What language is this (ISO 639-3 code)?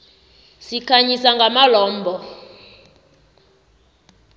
nbl